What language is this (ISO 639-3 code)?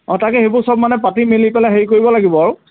asm